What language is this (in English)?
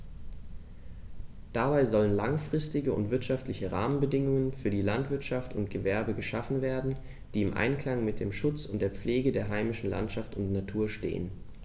German